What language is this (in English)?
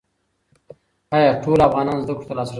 Pashto